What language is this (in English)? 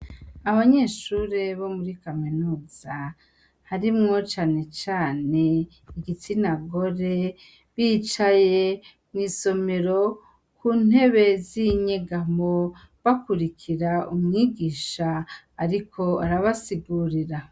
Rundi